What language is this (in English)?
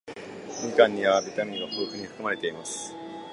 Japanese